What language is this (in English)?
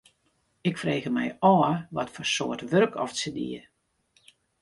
Western Frisian